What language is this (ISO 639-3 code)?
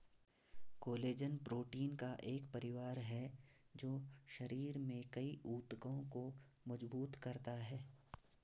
hin